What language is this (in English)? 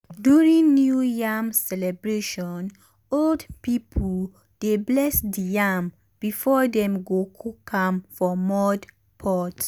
Nigerian Pidgin